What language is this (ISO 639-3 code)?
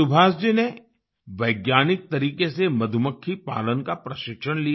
hin